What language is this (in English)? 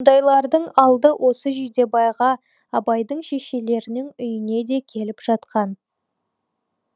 Kazakh